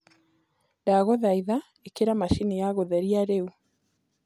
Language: Kikuyu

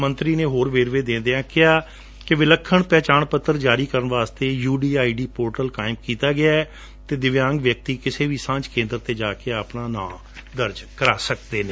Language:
Punjabi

